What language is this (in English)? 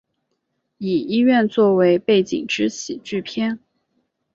Chinese